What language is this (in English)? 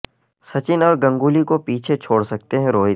Urdu